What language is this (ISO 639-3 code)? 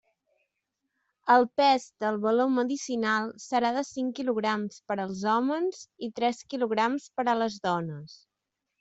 cat